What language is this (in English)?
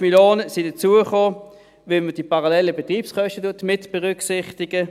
Swiss German